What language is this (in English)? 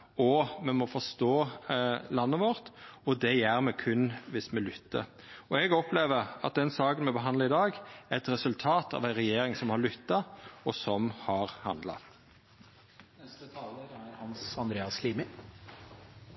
Norwegian Nynorsk